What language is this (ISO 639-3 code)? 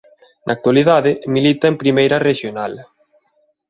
glg